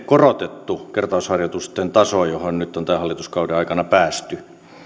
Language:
Finnish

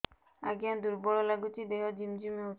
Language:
Odia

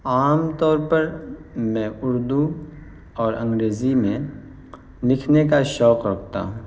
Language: Urdu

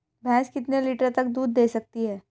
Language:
Hindi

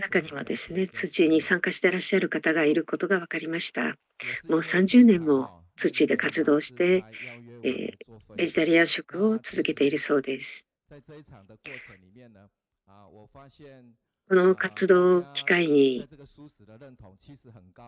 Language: Japanese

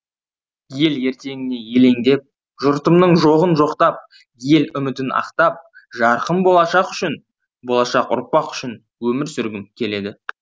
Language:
Kazakh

